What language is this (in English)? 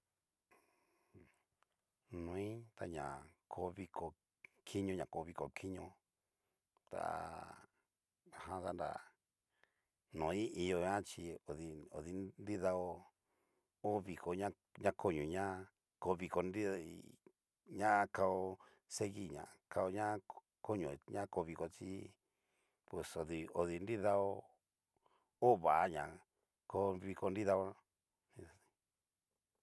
Cacaloxtepec Mixtec